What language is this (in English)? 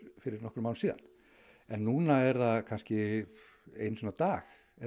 Icelandic